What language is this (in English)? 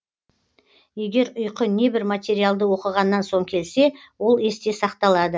Kazakh